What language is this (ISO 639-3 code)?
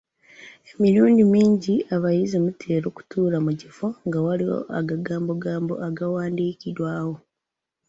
lug